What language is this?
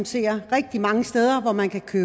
Danish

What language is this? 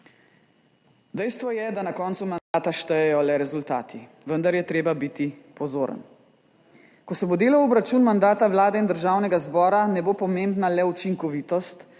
Slovenian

